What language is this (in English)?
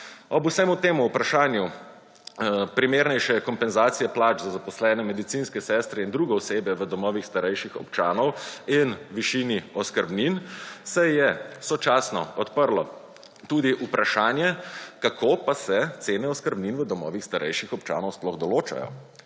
Slovenian